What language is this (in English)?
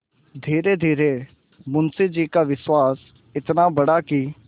Hindi